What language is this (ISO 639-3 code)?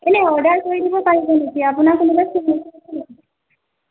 asm